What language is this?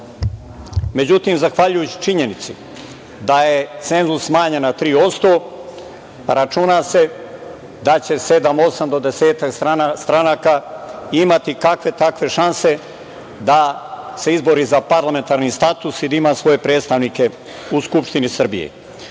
Serbian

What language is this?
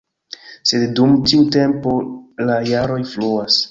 Esperanto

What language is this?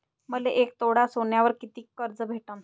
Marathi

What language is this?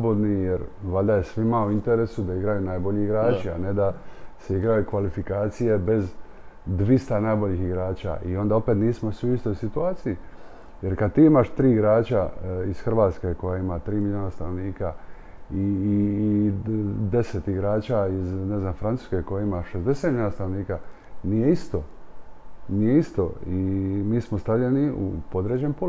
Croatian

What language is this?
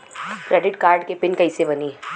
Bhojpuri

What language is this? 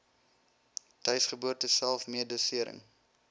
Afrikaans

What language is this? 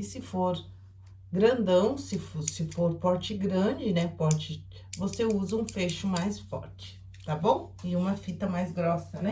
Portuguese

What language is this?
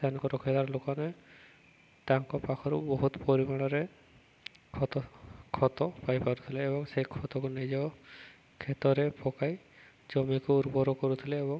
Odia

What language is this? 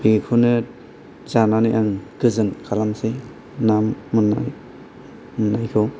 Bodo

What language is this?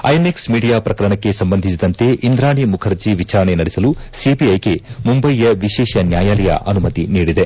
Kannada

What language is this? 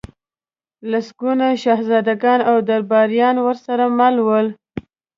Pashto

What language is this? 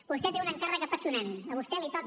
Catalan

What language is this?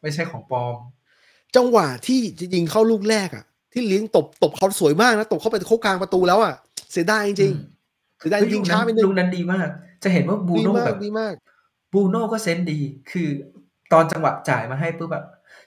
Thai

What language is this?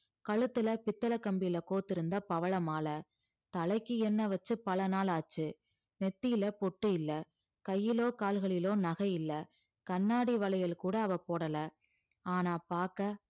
Tamil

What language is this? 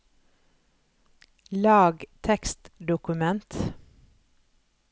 Norwegian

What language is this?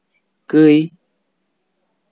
Santali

